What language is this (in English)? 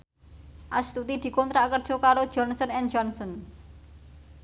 Javanese